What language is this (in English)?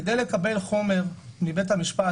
Hebrew